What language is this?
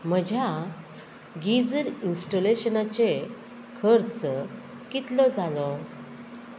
Konkani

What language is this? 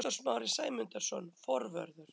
Icelandic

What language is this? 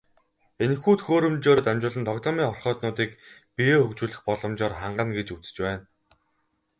Mongolian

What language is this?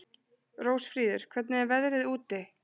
Icelandic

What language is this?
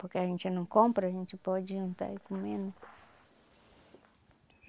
Portuguese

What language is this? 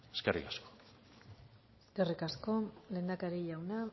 Basque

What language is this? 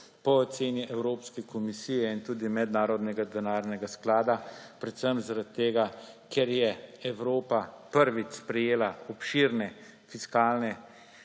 Slovenian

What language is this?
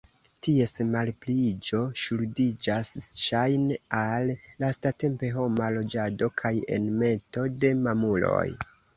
Esperanto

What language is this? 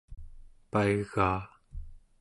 Central Yupik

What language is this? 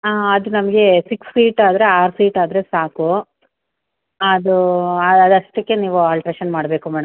Kannada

